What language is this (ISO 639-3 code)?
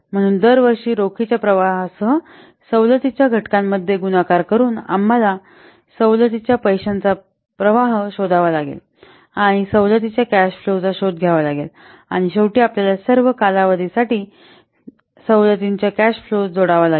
mar